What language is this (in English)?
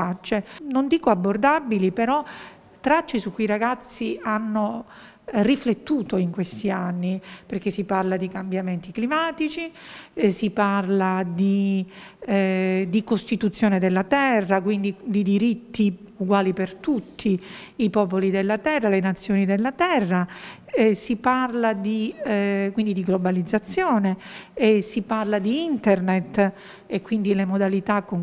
Italian